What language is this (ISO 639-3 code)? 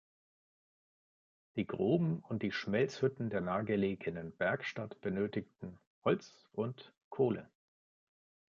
deu